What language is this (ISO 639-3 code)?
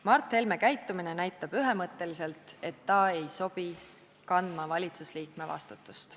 est